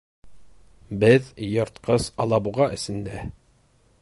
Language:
Bashkir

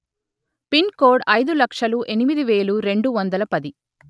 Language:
Telugu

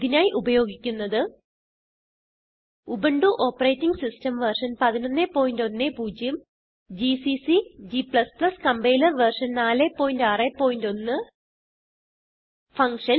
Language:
Malayalam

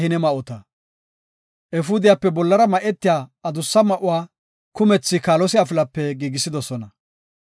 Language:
Gofa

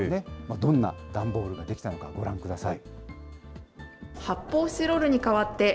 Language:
Japanese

